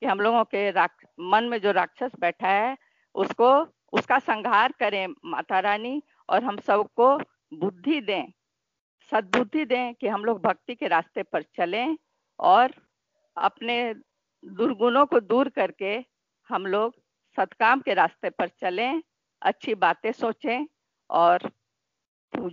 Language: Hindi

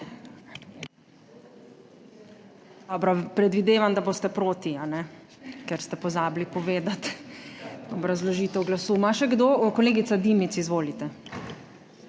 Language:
Slovenian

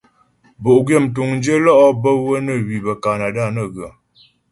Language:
Ghomala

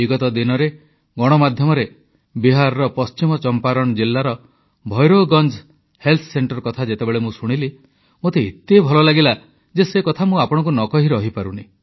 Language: Odia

